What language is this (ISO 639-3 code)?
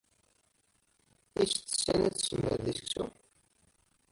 kab